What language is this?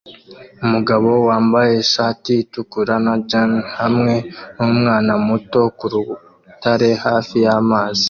Kinyarwanda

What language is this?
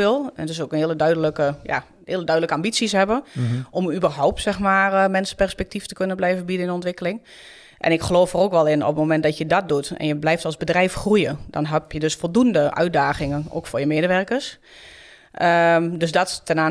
Dutch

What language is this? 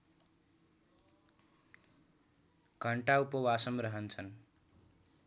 Nepali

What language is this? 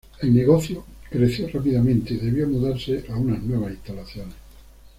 Spanish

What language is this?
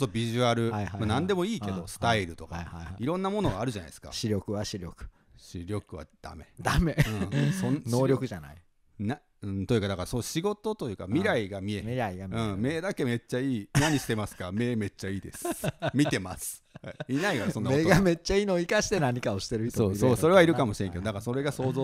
Japanese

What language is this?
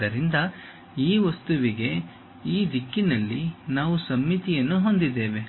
Kannada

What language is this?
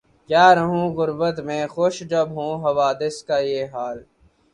Urdu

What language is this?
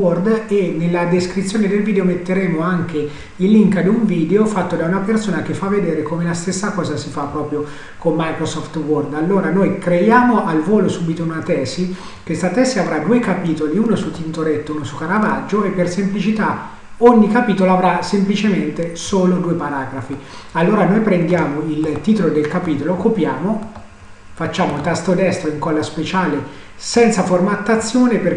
Italian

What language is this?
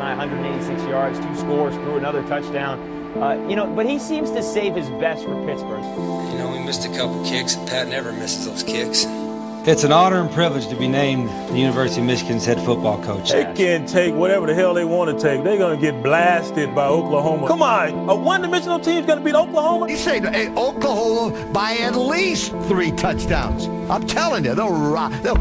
English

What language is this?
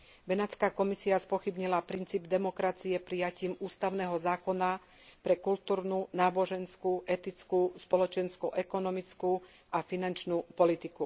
Slovak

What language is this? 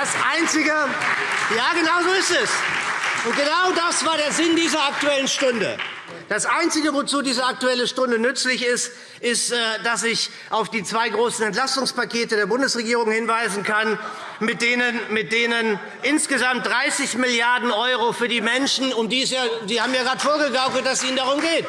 German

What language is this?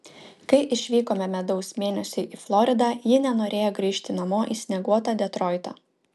Lithuanian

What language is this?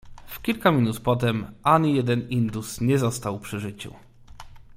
Polish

